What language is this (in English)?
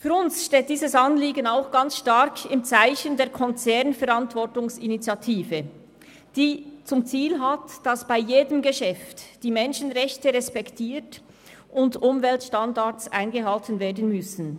Swiss German